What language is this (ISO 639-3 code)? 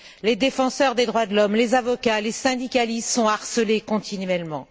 fra